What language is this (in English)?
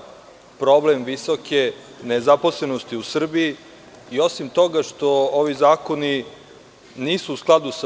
Serbian